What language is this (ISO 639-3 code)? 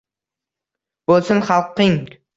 uzb